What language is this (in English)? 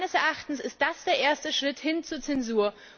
German